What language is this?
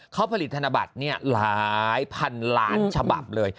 Thai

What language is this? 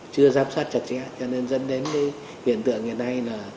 Vietnamese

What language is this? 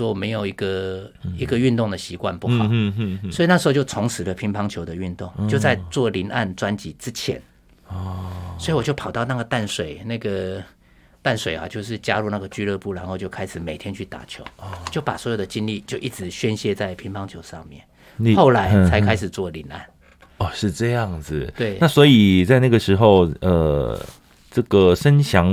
Chinese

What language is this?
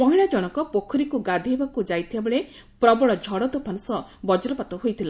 Odia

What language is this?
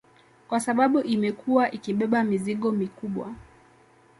Swahili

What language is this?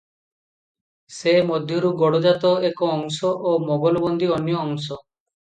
Odia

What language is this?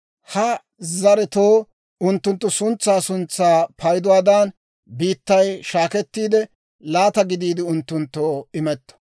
Dawro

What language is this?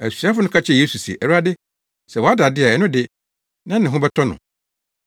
Akan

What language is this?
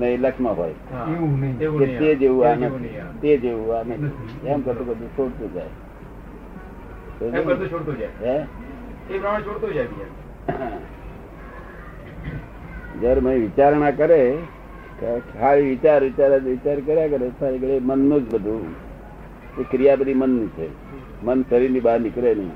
Gujarati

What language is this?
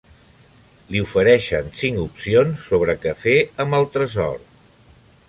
Catalan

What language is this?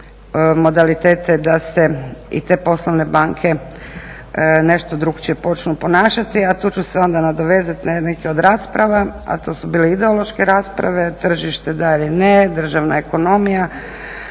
Croatian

